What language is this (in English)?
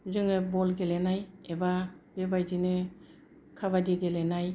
Bodo